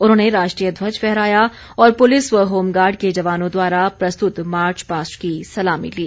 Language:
Hindi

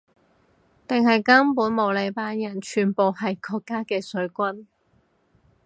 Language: Cantonese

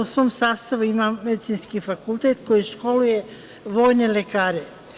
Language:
Serbian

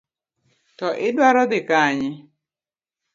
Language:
Luo (Kenya and Tanzania)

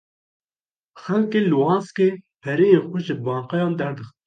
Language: Kurdish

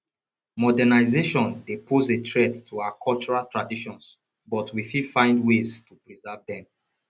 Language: Nigerian Pidgin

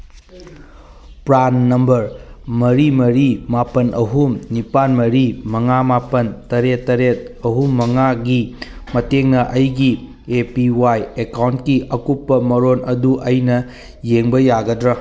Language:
Manipuri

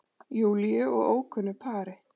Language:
Icelandic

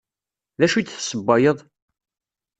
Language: Kabyle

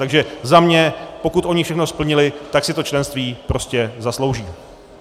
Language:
Czech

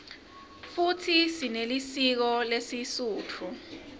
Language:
Swati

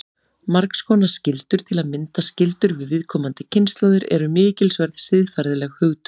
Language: Icelandic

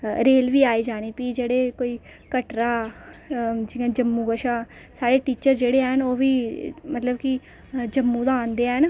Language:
Dogri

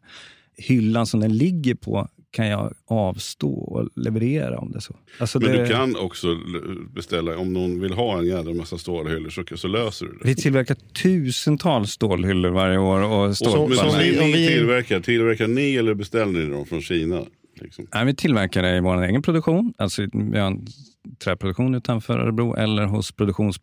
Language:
Swedish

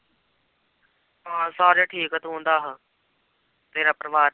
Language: Punjabi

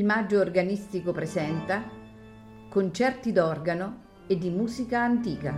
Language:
Italian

